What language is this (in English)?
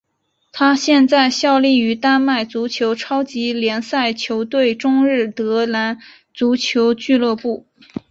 Chinese